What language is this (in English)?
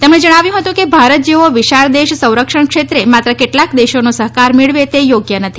Gujarati